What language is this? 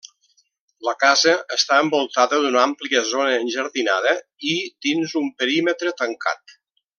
Catalan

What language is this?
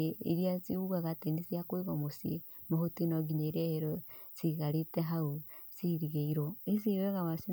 Kikuyu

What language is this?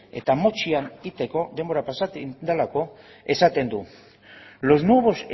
Basque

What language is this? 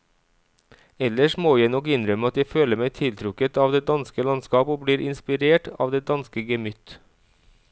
Norwegian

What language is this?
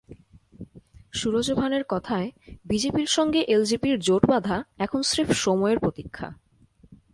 Bangla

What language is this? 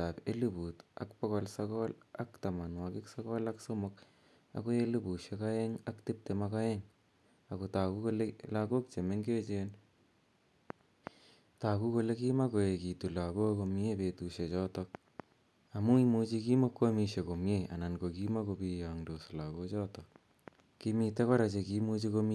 Kalenjin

